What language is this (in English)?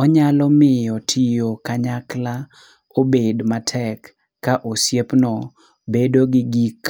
Luo (Kenya and Tanzania)